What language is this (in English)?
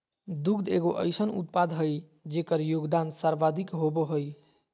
Magahi